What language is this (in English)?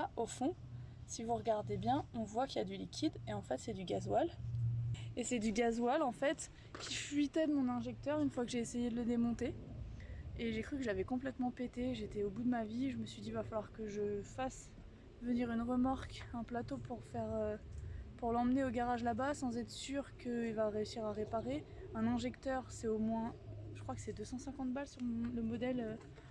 French